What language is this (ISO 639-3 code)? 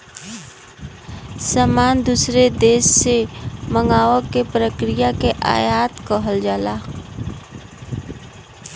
bho